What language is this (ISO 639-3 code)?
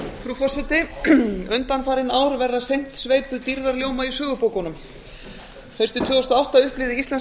isl